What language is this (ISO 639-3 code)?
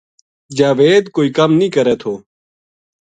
gju